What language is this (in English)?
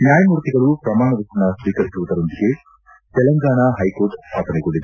Kannada